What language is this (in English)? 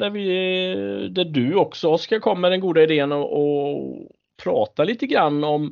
Swedish